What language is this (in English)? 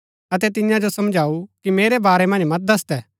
Gaddi